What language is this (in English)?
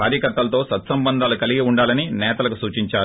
Telugu